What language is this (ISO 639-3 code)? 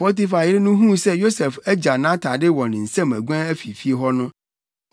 aka